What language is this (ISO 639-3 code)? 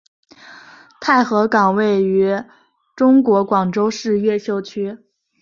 zho